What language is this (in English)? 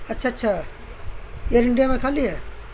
Urdu